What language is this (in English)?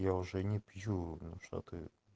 Russian